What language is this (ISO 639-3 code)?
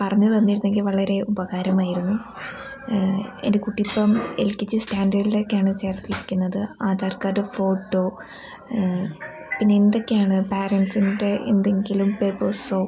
mal